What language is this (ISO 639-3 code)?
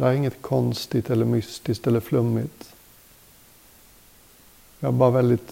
swe